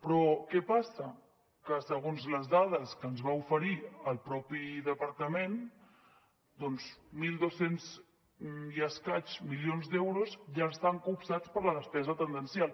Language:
Catalan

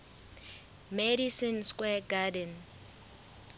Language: Southern Sotho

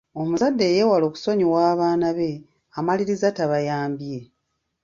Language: Ganda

